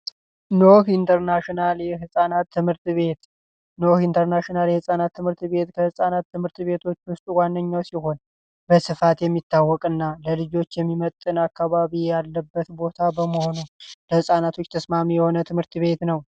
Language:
Amharic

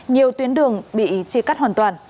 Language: Vietnamese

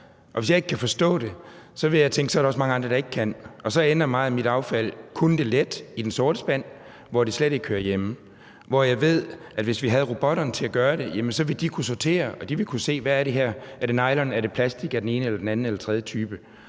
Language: Danish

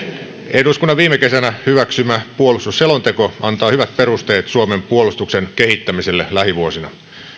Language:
Finnish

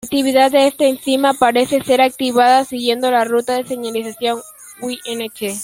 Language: Spanish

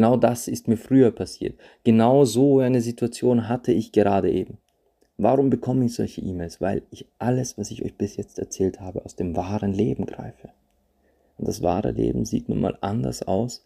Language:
German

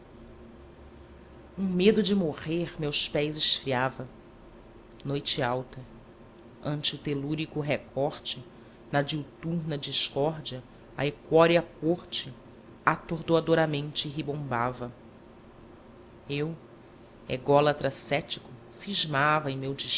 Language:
Portuguese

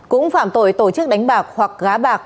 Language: Vietnamese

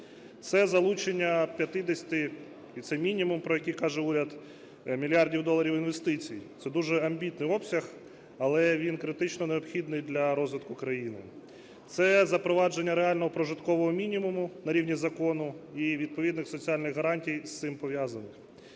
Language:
Ukrainian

